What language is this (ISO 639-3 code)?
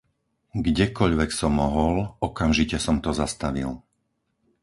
slk